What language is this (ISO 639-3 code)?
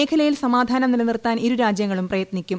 mal